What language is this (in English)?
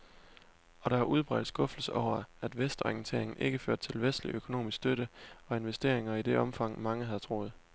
Danish